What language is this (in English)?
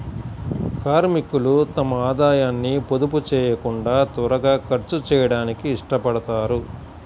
Telugu